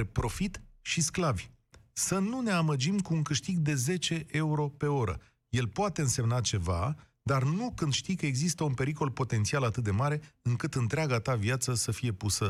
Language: Romanian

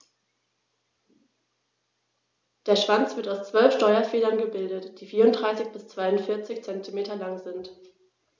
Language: German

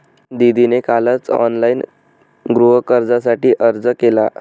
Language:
Marathi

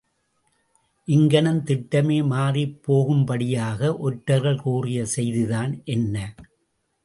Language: Tamil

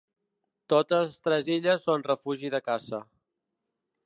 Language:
Catalan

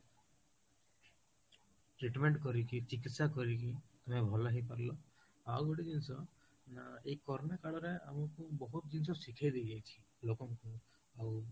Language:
Odia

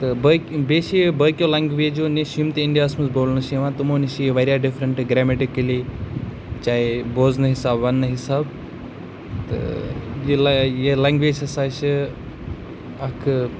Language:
Kashmiri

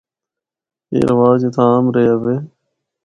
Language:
Northern Hindko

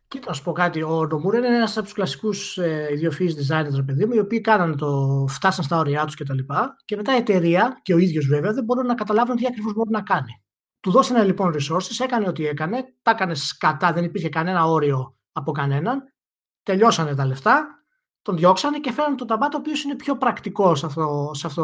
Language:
Greek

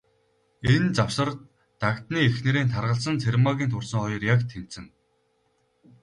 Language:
Mongolian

